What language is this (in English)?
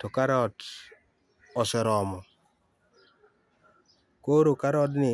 Luo (Kenya and Tanzania)